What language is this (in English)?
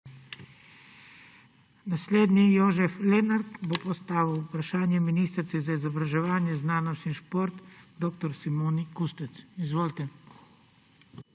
Slovenian